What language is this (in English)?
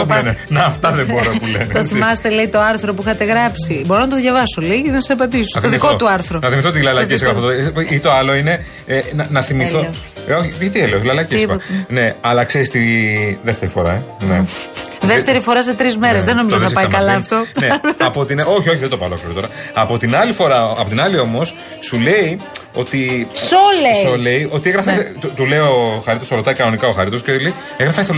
Greek